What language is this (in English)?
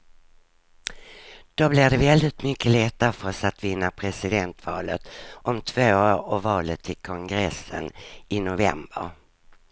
Swedish